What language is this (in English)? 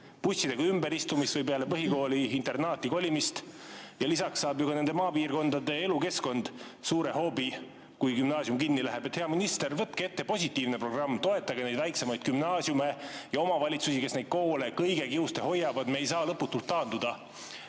Estonian